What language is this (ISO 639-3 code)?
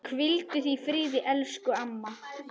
isl